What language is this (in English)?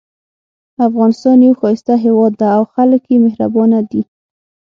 Pashto